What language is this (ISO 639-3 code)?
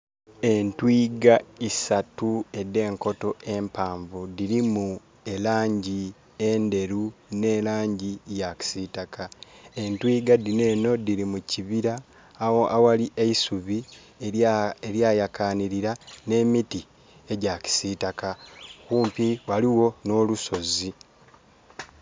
xog